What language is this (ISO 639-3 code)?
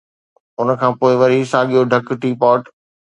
snd